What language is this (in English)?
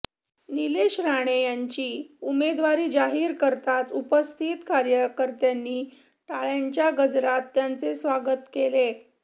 Marathi